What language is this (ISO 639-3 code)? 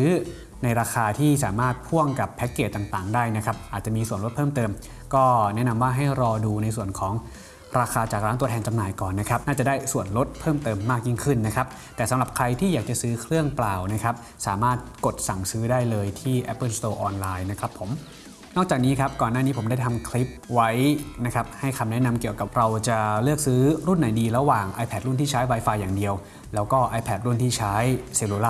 tha